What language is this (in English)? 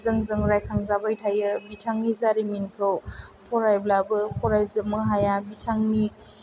Bodo